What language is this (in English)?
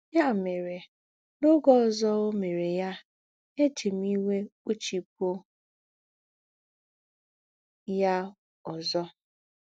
Igbo